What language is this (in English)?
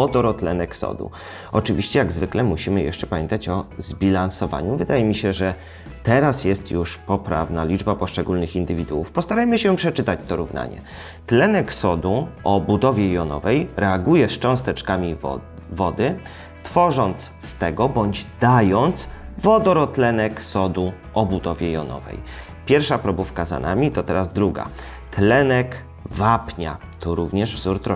Polish